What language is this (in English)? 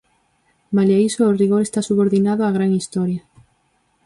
Galician